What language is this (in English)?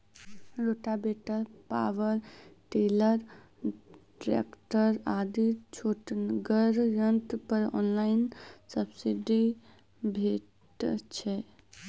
Maithili